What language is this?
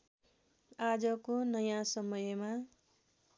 Nepali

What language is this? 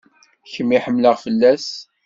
Kabyle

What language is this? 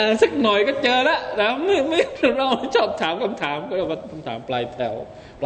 Thai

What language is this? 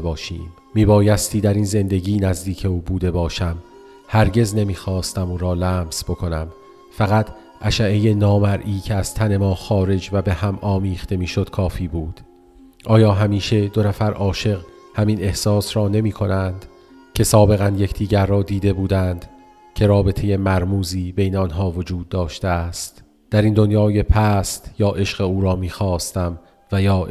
Persian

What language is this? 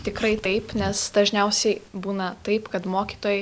Lithuanian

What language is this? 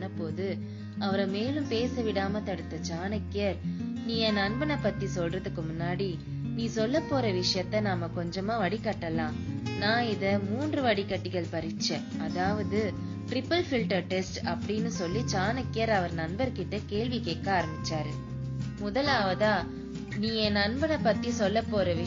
Tamil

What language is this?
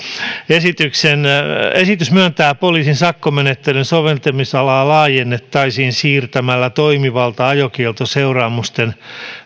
Finnish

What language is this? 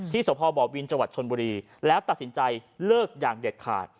Thai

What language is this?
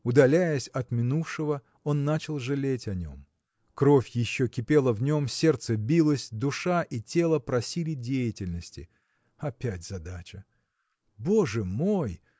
Russian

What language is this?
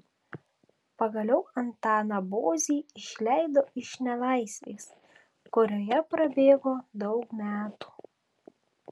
Lithuanian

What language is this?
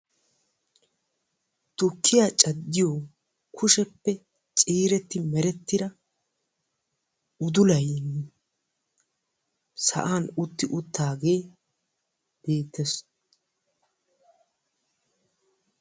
Wolaytta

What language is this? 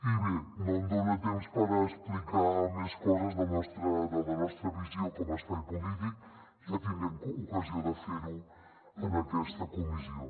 Catalan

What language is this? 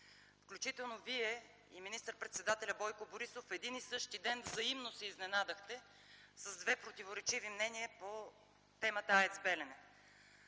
Bulgarian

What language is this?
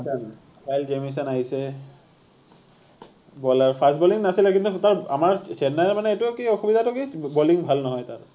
Assamese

